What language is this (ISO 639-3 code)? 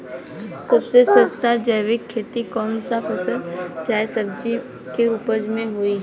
bho